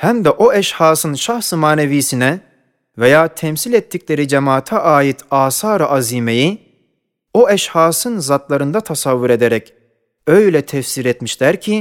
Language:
Turkish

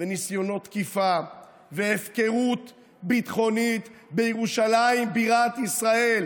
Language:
Hebrew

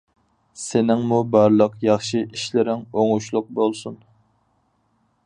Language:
Uyghur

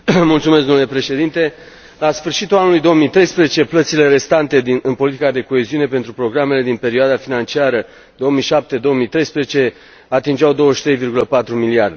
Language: Romanian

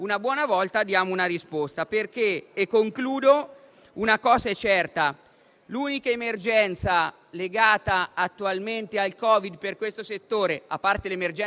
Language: Italian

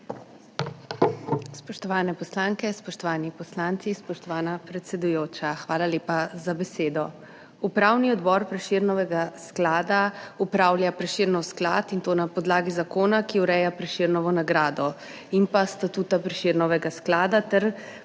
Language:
Slovenian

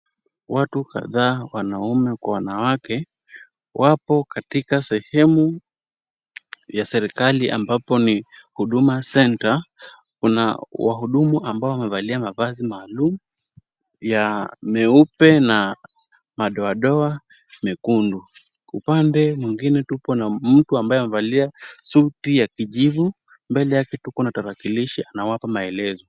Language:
Swahili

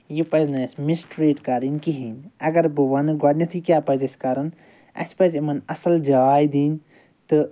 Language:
Kashmiri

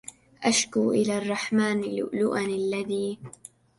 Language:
Arabic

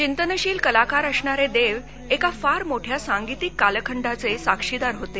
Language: Marathi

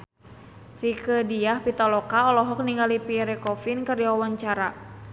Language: Sundanese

